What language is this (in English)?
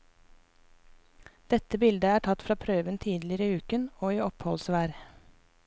Norwegian